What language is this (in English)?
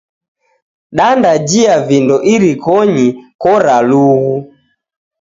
Taita